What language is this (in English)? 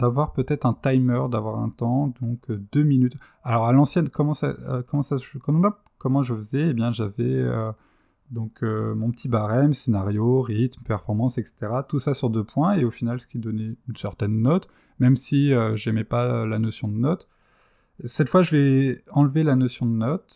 French